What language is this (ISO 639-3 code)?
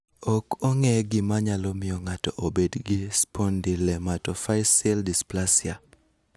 luo